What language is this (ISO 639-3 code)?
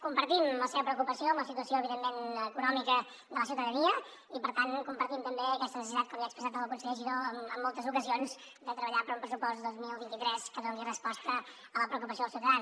cat